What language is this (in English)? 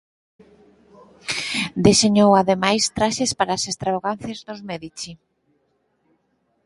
Galician